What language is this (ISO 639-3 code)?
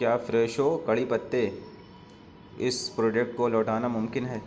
urd